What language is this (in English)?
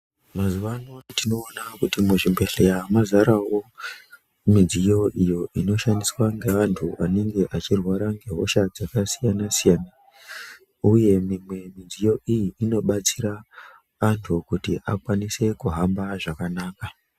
Ndau